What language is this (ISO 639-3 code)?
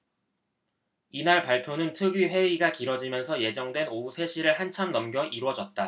kor